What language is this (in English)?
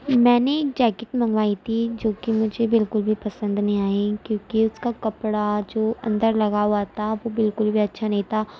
Urdu